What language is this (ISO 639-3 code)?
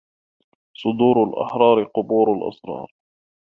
ara